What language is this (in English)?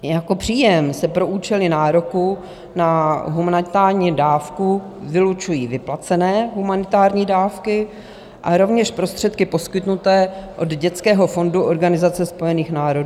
Czech